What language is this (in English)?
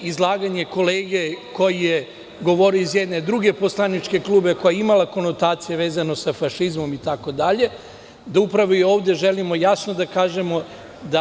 Serbian